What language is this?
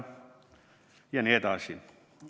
Estonian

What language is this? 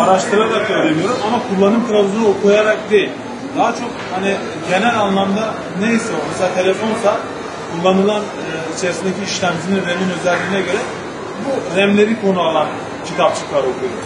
Turkish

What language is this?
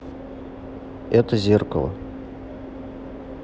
Russian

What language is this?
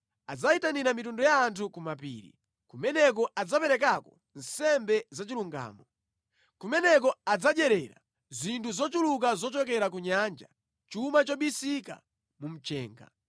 Nyanja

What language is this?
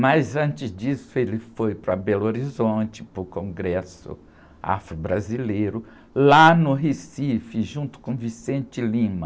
Portuguese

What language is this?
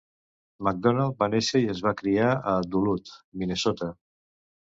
Catalan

